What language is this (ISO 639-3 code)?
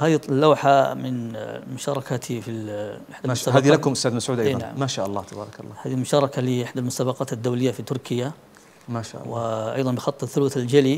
ara